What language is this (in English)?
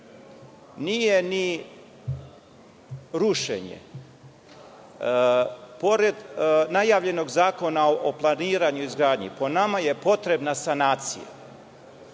Serbian